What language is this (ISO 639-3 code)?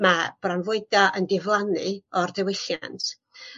cym